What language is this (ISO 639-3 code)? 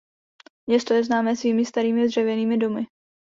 ces